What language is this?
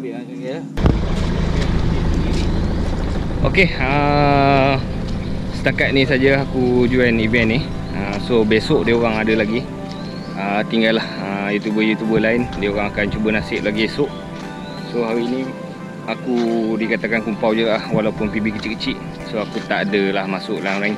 Malay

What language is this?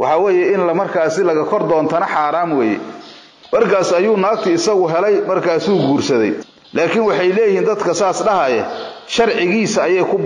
Arabic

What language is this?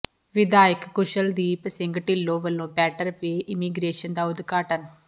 Punjabi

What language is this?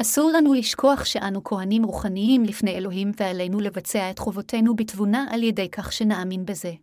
Hebrew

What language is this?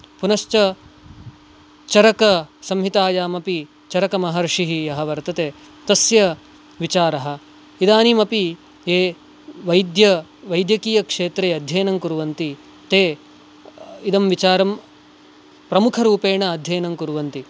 Sanskrit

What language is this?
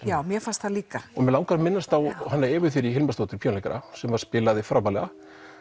Icelandic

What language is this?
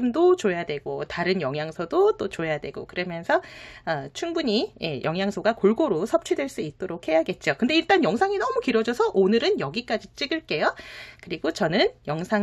Korean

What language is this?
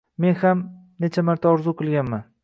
Uzbek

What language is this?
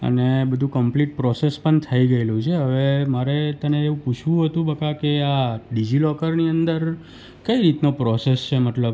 Gujarati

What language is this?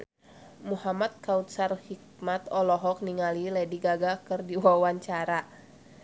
Sundanese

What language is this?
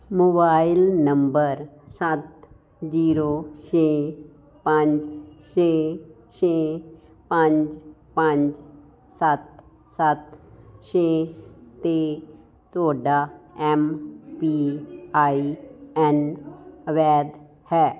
Punjabi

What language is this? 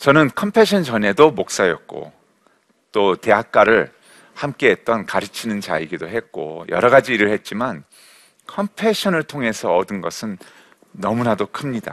Korean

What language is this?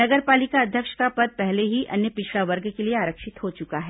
Hindi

